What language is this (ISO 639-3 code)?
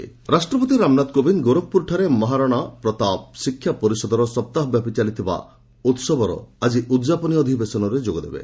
ori